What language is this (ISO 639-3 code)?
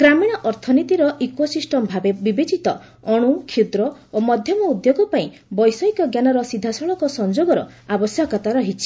ori